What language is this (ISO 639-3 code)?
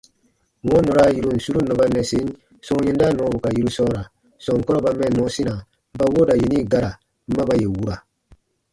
bba